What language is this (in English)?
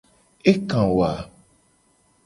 Gen